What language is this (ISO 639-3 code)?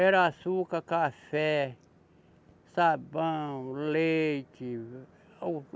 por